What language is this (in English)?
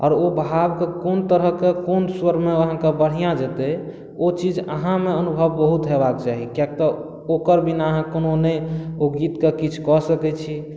Maithili